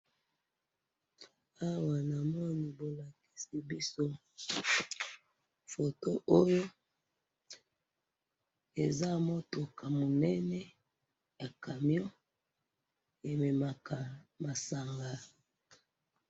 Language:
Lingala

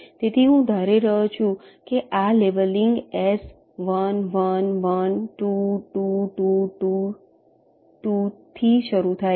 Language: Gujarati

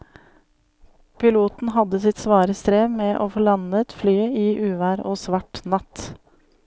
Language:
Norwegian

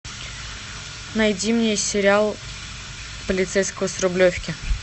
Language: Russian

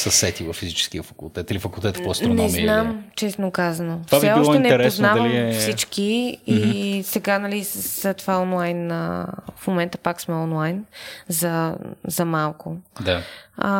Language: Bulgarian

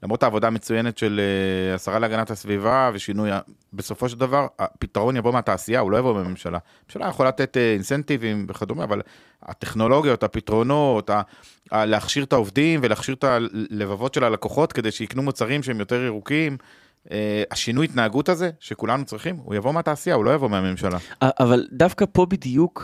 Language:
Hebrew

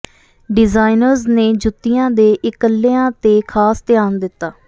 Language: Punjabi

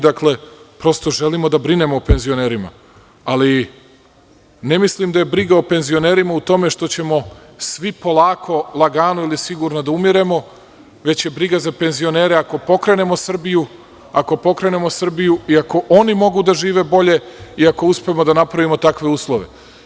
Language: Serbian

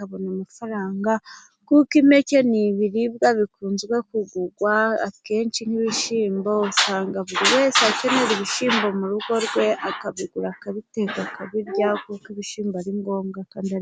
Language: Kinyarwanda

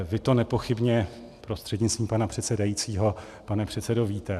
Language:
Czech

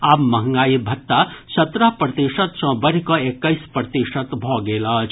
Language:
Maithili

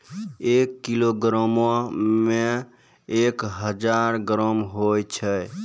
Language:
Maithili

